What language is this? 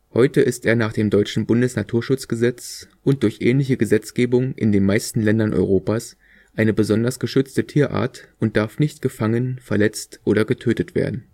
German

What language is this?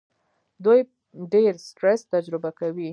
Pashto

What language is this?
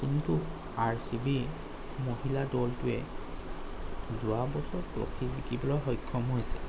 Assamese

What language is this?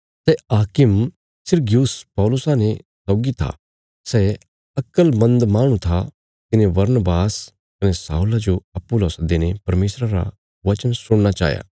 Bilaspuri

